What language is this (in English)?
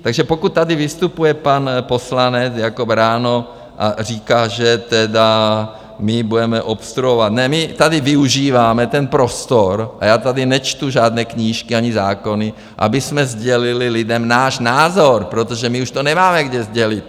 Czech